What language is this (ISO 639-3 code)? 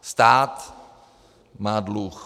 ces